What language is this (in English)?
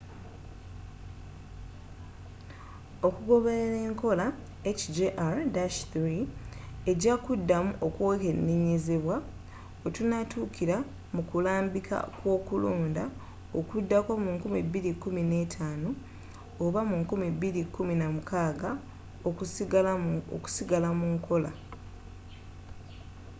Ganda